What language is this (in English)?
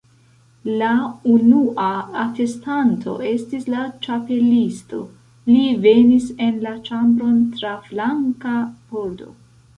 Esperanto